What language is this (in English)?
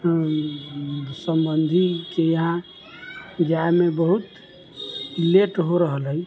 Maithili